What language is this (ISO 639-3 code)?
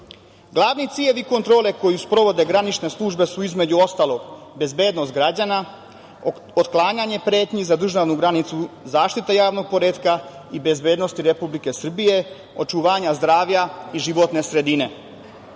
srp